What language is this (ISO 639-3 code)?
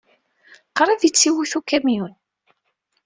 kab